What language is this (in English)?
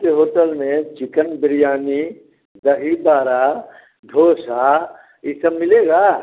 Hindi